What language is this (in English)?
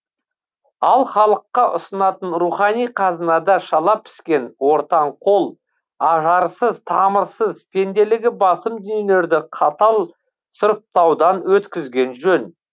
Kazakh